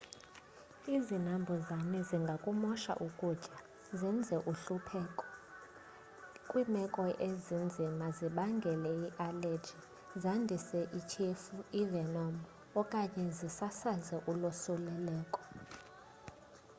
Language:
Xhosa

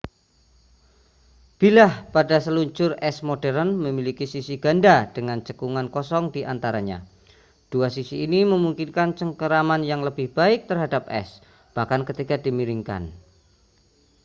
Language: Indonesian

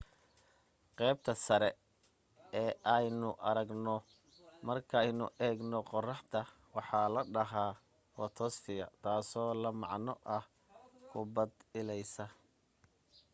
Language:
Somali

